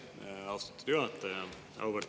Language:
Estonian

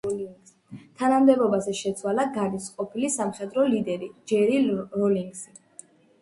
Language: Georgian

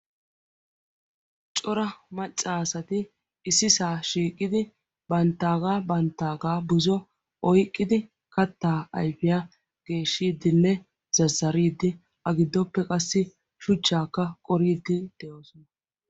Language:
Wolaytta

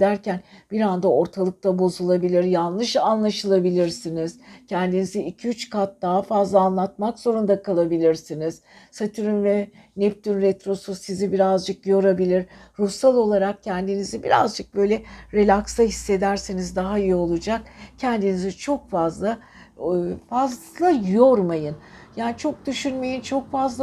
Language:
Turkish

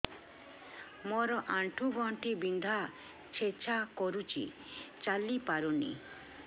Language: Odia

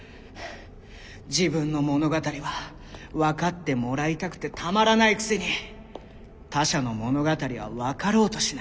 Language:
Japanese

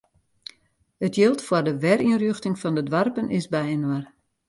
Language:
Western Frisian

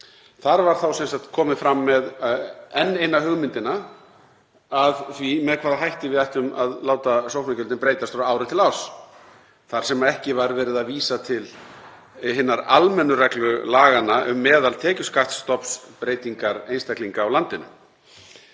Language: Icelandic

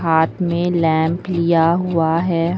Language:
Hindi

